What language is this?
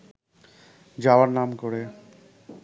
Bangla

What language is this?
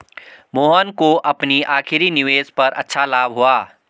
Hindi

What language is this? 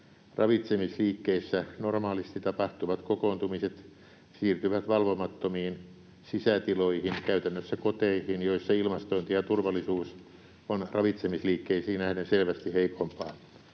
Finnish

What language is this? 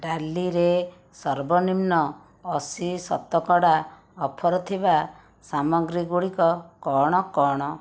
Odia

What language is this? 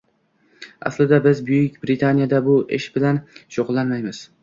Uzbek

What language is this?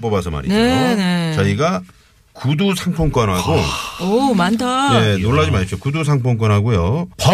Korean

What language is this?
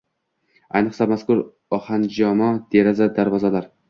Uzbek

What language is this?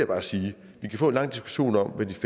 Danish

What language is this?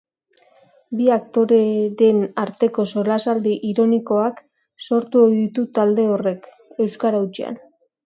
Basque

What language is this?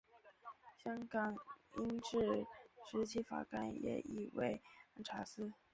Chinese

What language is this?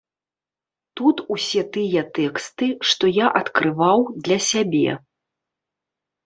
Belarusian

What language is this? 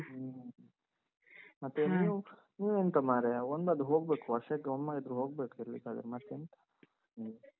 Kannada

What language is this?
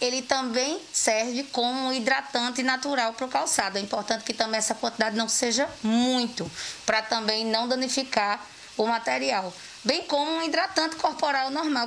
Portuguese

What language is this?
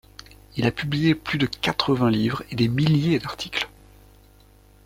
French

